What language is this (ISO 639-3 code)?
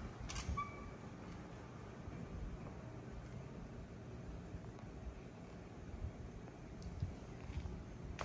vie